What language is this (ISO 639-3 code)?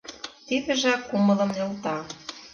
chm